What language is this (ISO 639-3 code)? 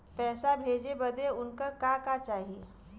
bho